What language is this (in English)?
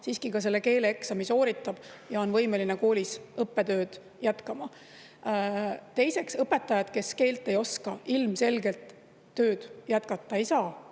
Estonian